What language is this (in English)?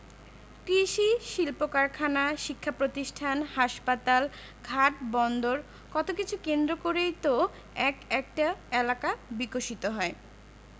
Bangla